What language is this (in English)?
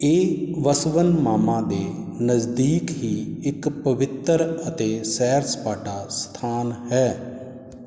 Punjabi